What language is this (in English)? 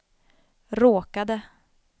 Swedish